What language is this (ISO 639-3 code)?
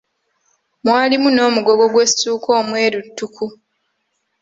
lug